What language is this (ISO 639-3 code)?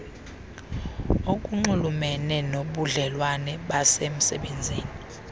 xho